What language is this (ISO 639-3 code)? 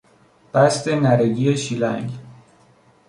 fas